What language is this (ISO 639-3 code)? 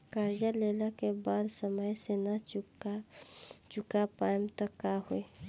bho